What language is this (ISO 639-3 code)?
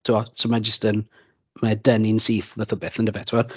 cym